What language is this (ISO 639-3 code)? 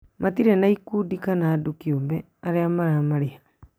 kik